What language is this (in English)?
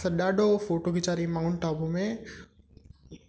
Sindhi